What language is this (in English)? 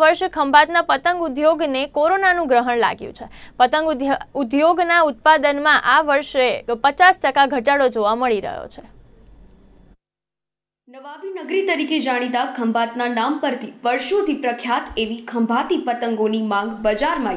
Hindi